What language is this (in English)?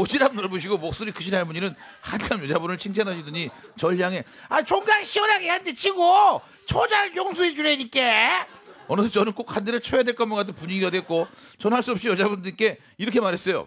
Korean